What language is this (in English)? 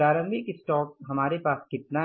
Hindi